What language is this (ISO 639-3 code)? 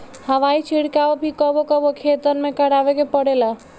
bho